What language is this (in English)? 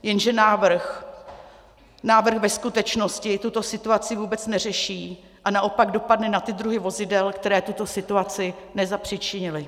Czech